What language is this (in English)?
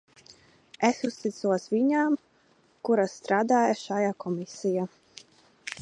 Latvian